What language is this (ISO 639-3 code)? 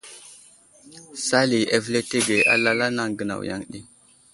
udl